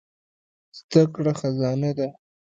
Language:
Pashto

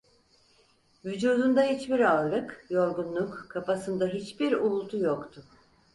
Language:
Turkish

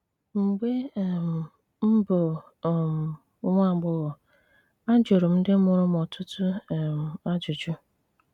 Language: Igbo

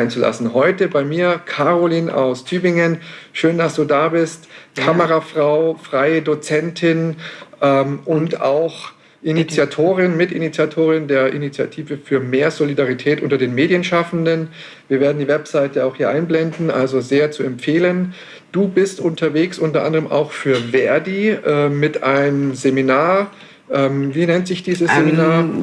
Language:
German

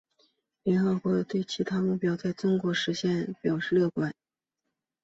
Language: Chinese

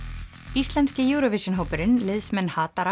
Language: Icelandic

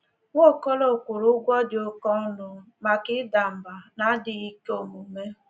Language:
Igbo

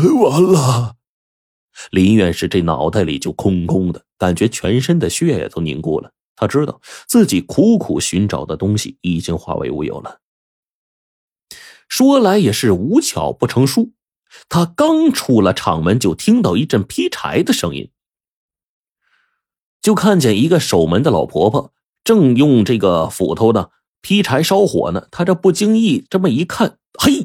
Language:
Chinese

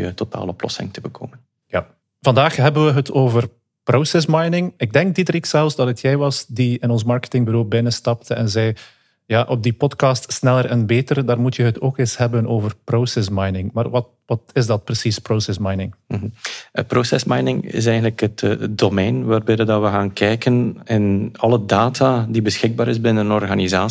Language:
Dutch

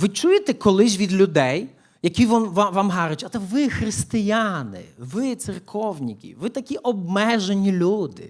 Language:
Ukrainian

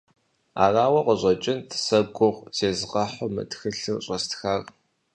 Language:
Kabardian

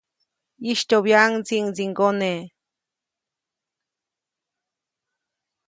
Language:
Copainalá Zoque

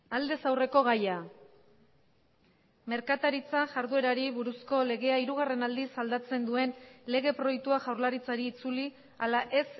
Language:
Basque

